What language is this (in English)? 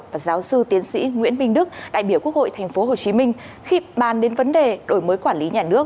Vietnamese